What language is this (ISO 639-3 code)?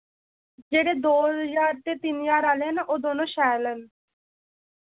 doi